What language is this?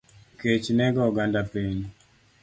Luo (Kenya and Tanzania)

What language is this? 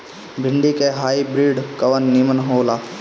Bhojpuri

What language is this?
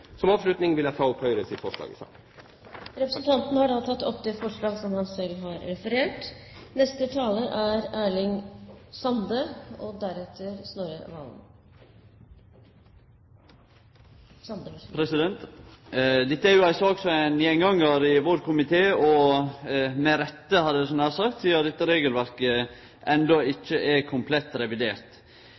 Norwegian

